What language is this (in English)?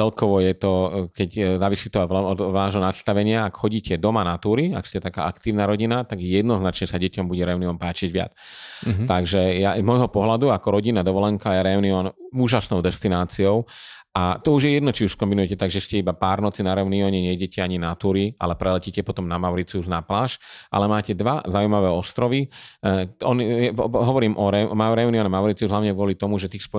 Slovak